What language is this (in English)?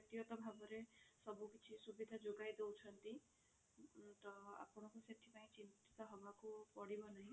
Odia